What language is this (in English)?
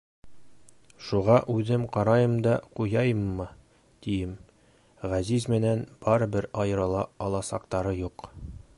Bashkir